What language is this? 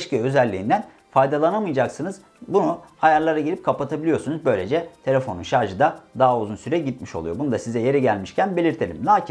Turkish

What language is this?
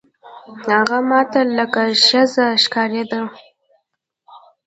Pashto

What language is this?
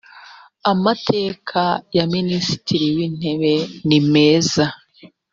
Kinyarwanda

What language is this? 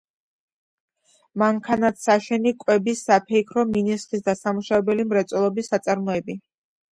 Georgian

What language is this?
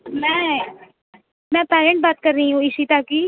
Urdu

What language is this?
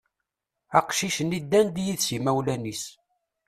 Kabyle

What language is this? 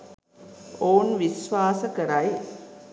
Sinhala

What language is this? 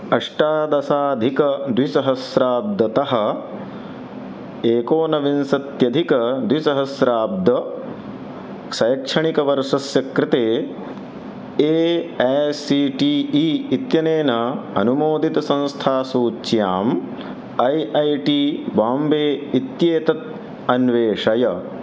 Sanskrit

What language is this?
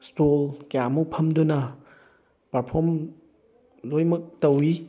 Manipuri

